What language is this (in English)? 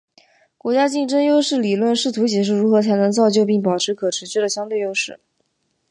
Chinese